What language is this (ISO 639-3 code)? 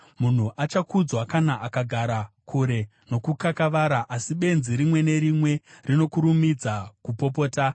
sna